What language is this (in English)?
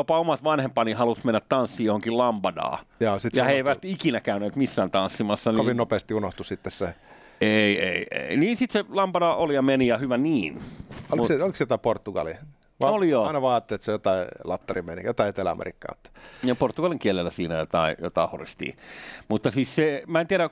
Finnish